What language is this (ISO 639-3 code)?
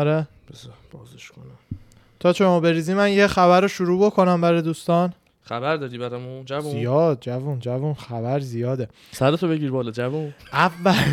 fas